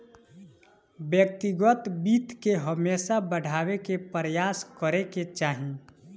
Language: Bhojpuri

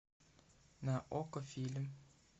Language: Russian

